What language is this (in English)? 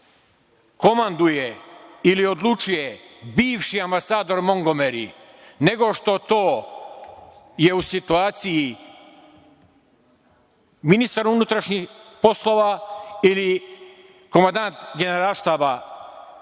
Serbian